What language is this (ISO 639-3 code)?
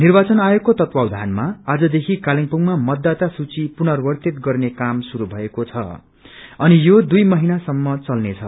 nep